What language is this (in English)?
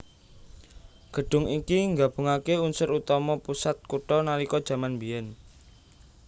Javanese